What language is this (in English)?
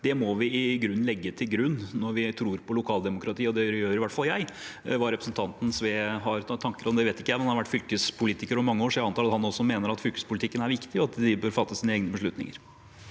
Norwegian